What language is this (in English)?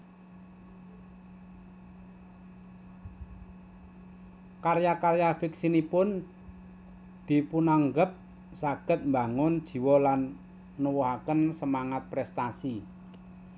Javanese